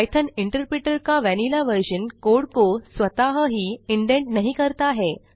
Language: Hindi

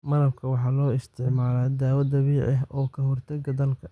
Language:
Somali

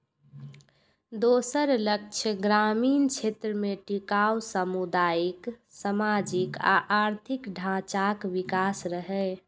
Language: Maithili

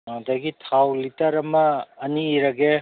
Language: Manipuri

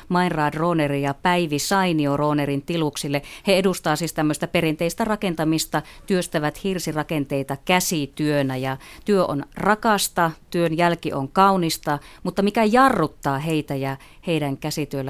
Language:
Finnish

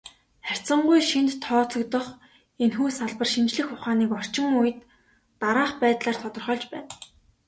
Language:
Mongolian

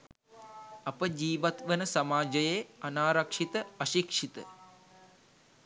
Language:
Sinhala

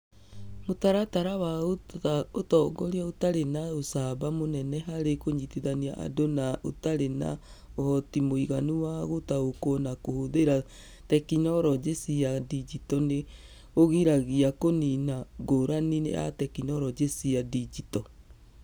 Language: Kikuyu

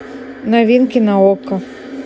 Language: Russian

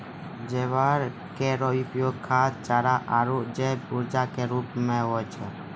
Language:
Maithili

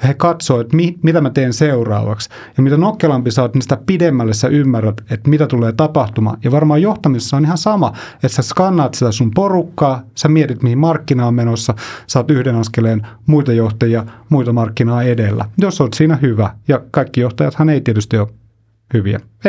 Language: Finnish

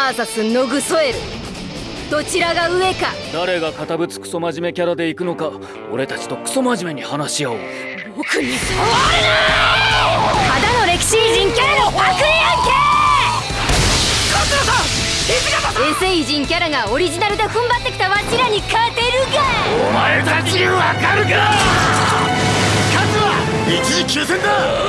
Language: Japanese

